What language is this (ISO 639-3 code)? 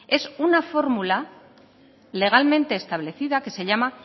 spa